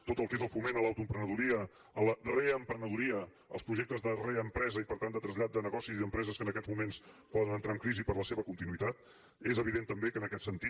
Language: Catalan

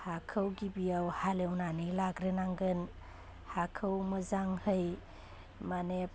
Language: Bodo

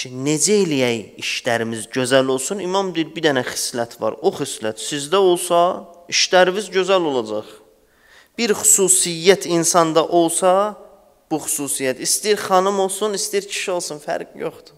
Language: Turkish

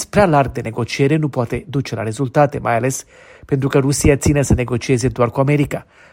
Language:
Romanian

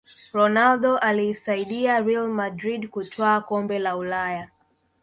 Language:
Swahili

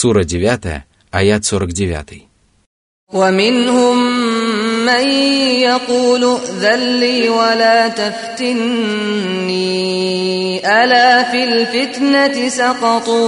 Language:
Russian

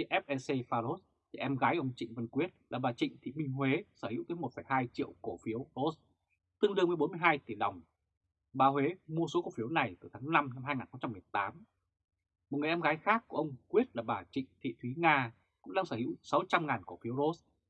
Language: Vietnamese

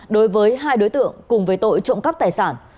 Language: Vietnamese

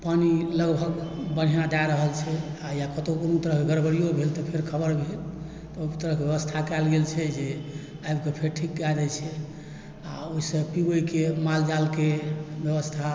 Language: Maithili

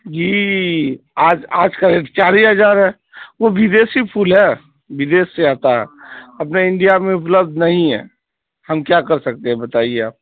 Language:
Urdu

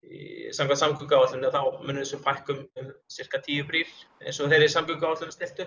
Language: Icelandic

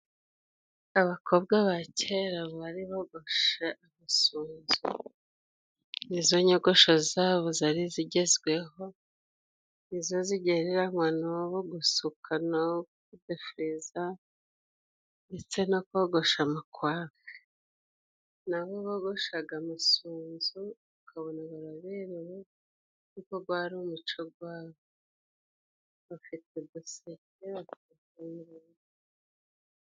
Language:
Kinyarwanda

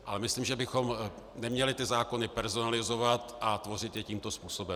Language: Czech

